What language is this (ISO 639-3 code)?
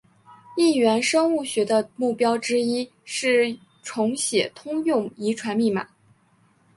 zho